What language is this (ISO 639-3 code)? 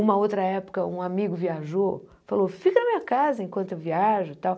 por